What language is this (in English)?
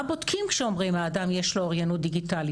Hebrew